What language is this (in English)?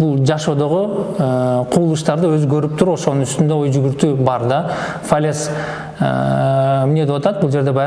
Turkish